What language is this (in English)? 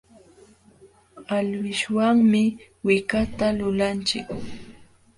Jauja Wanca Quechua